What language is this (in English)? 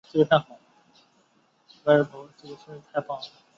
Chinese